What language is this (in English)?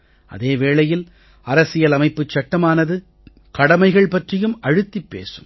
Tamil